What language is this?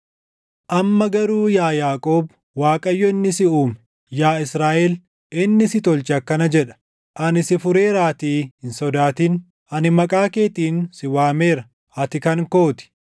Oromo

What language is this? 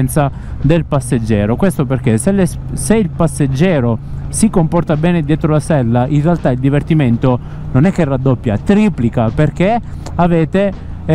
Italian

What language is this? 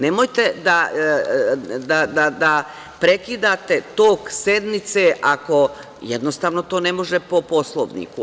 Serbian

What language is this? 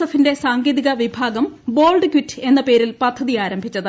Malayalam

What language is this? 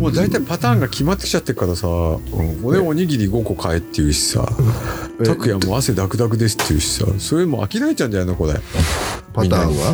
Japanese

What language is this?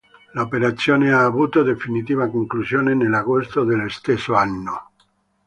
Italian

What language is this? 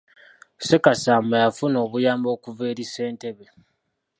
Ganda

